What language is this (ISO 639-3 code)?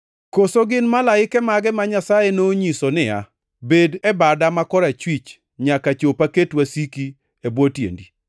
luo